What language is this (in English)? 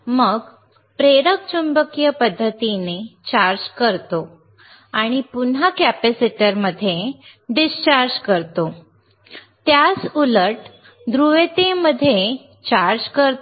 Marathi